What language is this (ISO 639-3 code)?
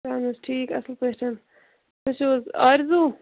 kas